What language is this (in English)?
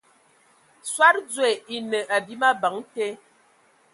Ewondo